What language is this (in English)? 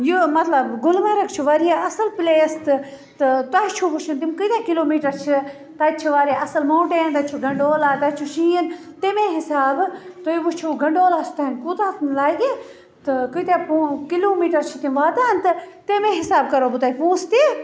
Kashmiri